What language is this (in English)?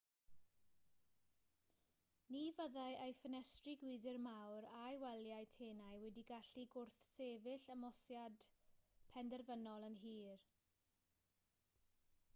Welsh